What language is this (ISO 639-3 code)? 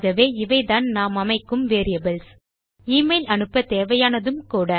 tam